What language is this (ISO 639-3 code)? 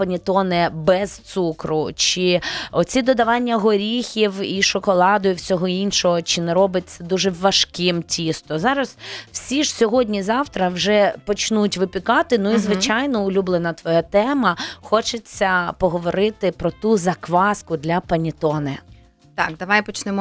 ukr